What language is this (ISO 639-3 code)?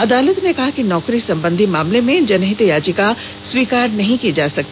hin